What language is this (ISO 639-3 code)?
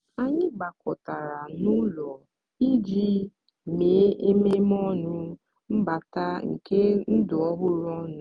ibo